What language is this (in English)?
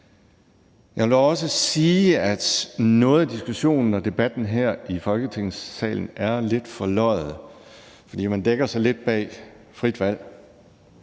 Danish